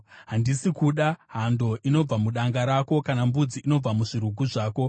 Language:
Shona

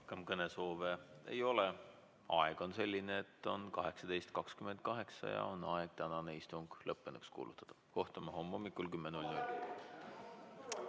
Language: Estonian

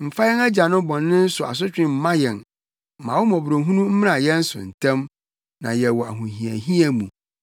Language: Akan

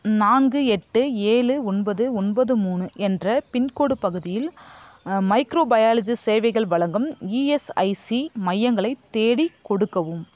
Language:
Tamil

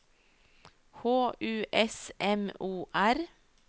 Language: Norwegian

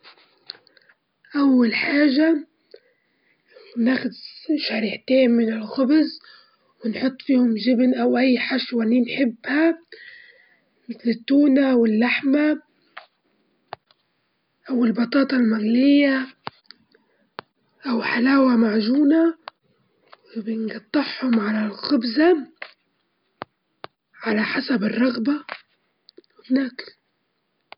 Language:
Libyan Arabic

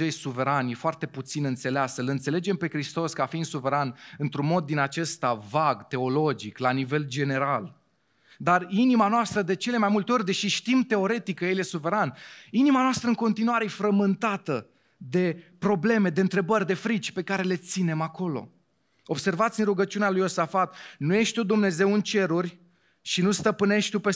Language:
Romanian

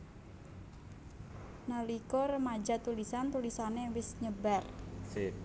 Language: Javanese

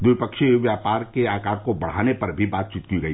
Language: Hindi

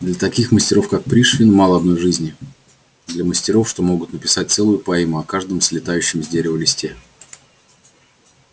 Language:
Russian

